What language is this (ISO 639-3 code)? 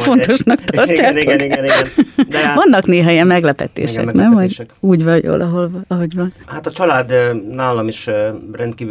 hun